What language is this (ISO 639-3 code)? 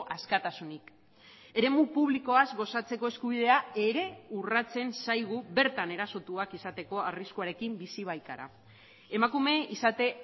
eus